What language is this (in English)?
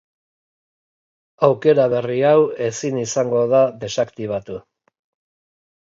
Basque